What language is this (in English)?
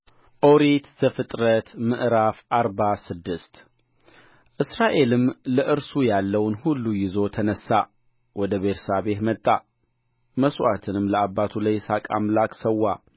Amharic